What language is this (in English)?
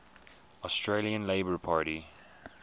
English